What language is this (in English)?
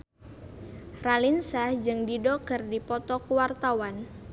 Sundanese